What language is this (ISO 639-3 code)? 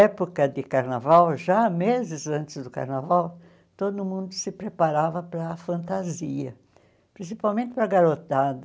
por